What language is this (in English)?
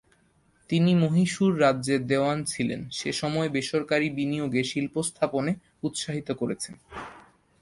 Bangla